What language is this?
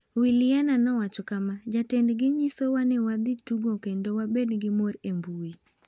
Luo (Kenya and Tanzania)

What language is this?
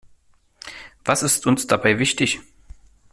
German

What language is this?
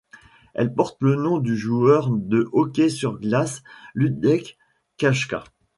French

